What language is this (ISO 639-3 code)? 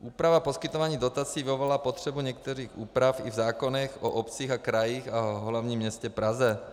ces